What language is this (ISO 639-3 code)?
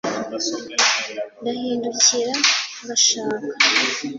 kin